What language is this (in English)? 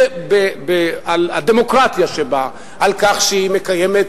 Hebrew